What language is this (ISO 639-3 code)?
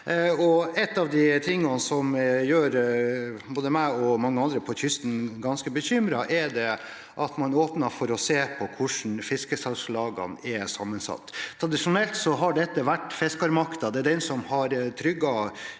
nor